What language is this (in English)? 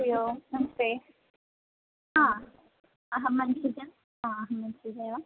Sanskrit